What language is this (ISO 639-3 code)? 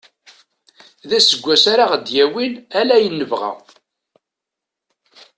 kab